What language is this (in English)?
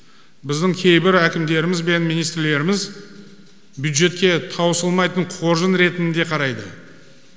Kazakh